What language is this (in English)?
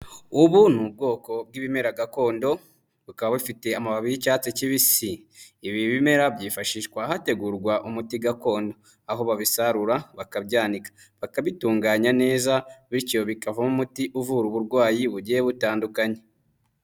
Kinyarwanda